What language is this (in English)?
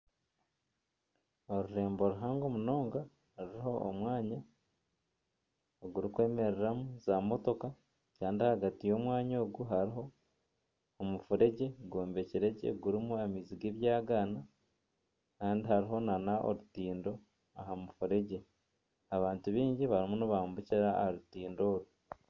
Nyankole